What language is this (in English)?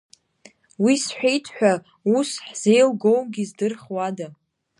Abkhazian